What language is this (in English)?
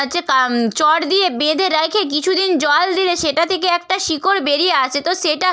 Bangla